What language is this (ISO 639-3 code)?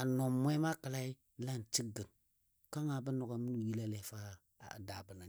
dbd